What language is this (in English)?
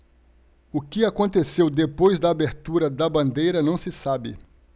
Portuguese